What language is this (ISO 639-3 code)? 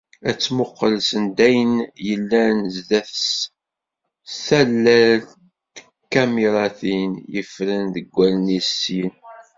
kab